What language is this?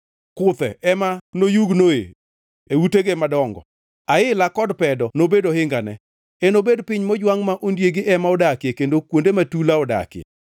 Luo (Kenya and Tanzania)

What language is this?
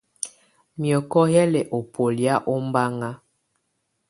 Tunen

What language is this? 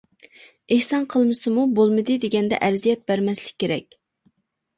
Uyghur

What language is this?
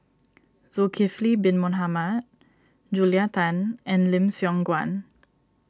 English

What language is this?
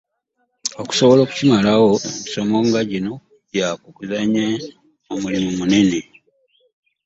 Ganda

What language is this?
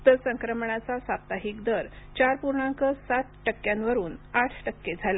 Marathi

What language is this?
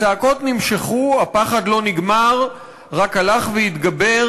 Hebrew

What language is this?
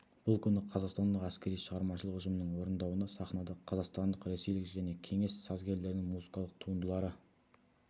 Kazakh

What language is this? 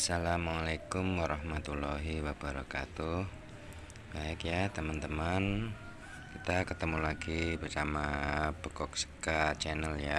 Indonesian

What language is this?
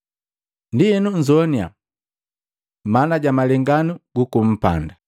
Matengo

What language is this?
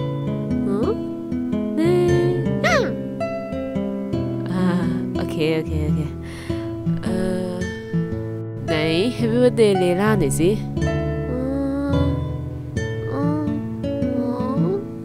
Dutch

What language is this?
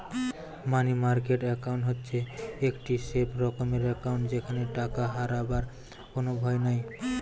Bangla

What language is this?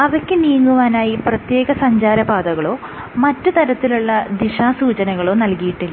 Malayalam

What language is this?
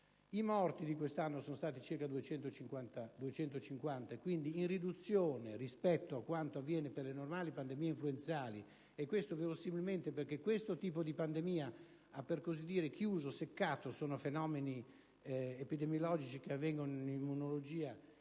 Italian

